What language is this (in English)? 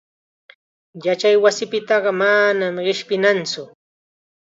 Chiquián Ancash Quechua